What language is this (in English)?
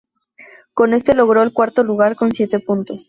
Spanish